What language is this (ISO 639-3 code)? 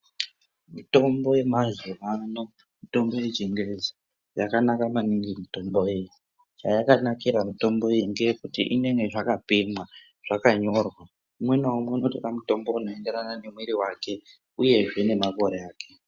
ndc